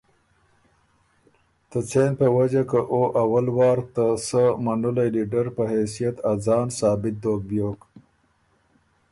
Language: Ormuri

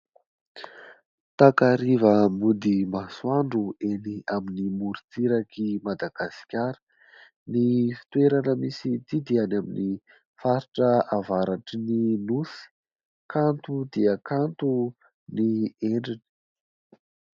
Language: Malagasy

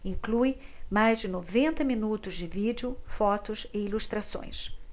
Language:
Portuguese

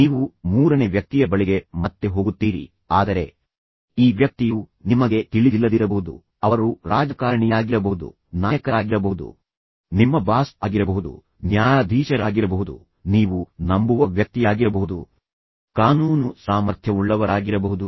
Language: Kannada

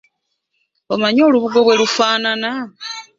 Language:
Ganda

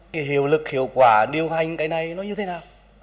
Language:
Vietnamese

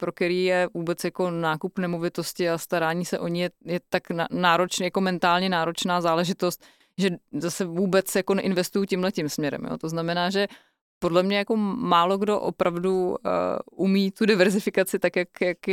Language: Czech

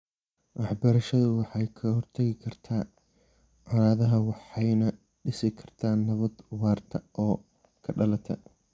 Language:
Somali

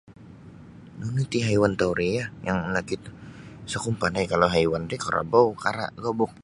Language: Sabah Bisaya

